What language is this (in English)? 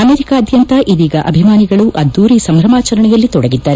Kannada